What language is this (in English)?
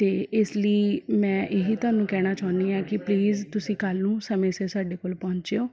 Punjabi